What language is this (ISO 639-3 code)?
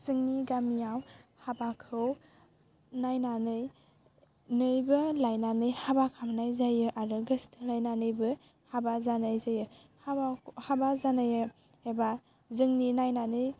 brx